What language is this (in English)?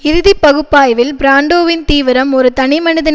Tamil